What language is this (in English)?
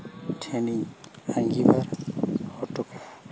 Santali